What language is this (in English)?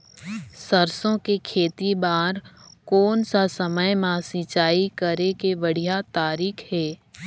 Chhattisgarhi